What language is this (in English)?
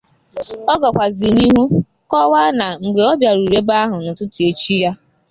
Igbo